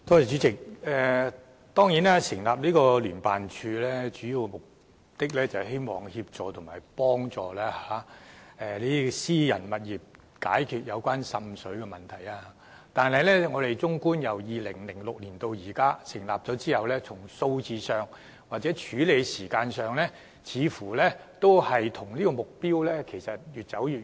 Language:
Cantonese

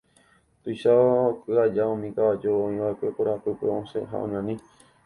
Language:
Guarani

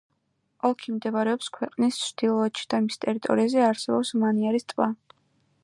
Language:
Georgian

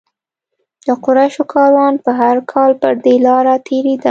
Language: Pashto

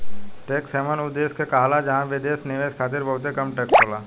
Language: Bhojpuri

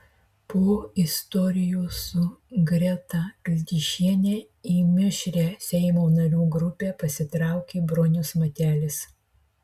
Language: Lithuanian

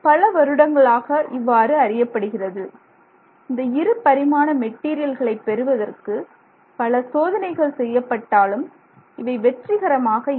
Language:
Tamil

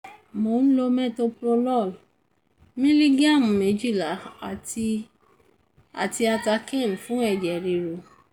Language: Yoruba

